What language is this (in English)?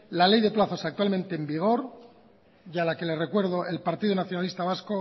Spanish